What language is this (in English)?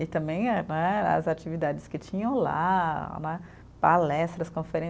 Portuguese